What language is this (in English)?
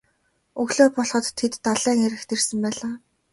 Mongolian